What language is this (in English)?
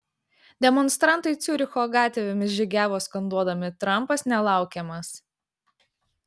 Lithuanian